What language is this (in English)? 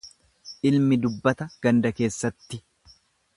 Oromo